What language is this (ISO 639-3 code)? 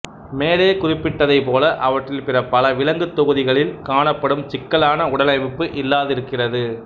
tam